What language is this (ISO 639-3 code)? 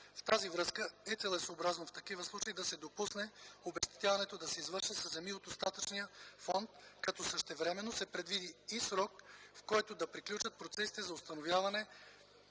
bul